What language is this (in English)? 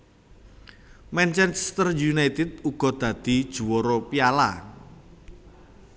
Javanese